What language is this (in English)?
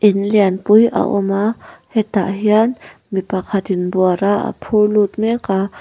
Mizo